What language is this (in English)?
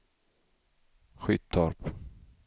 Swedish